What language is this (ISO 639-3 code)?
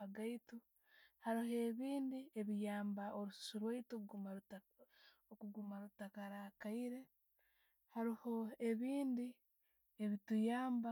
ttj